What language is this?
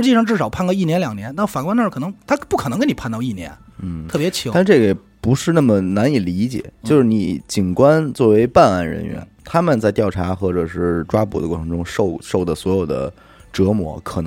Chinese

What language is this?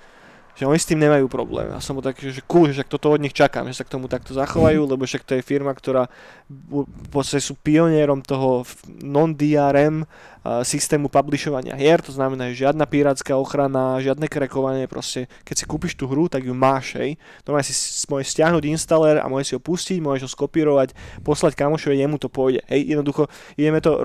Slovak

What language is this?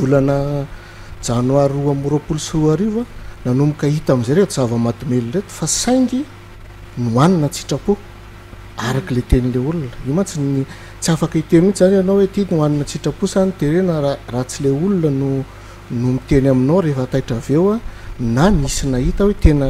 Romanian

